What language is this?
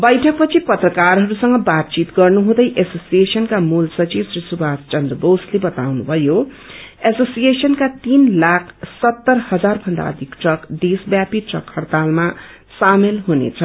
Nepali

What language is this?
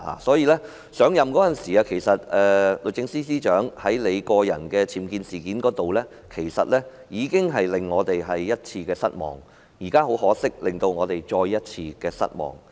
Cantonese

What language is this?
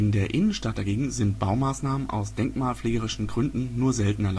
German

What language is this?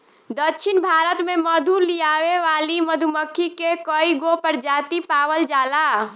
Bhojpuri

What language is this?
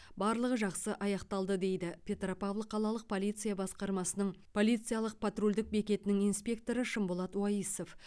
Kazakh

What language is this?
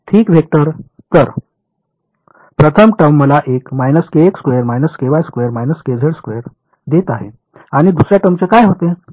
Marathi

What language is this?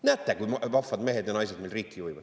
Estonian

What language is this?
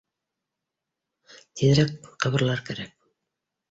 Bashkir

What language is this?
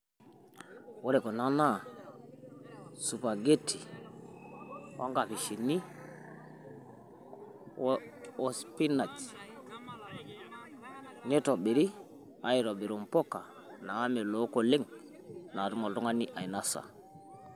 Masai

